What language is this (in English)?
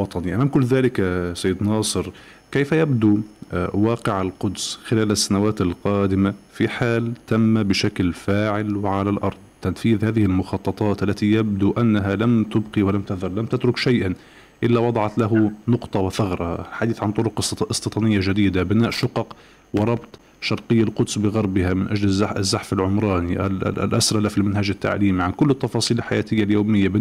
Arabic